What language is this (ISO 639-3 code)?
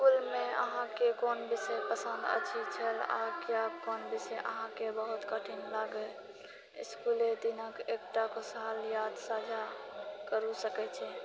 mai